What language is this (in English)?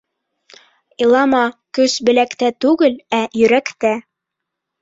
Bashkir